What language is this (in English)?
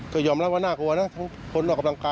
Thai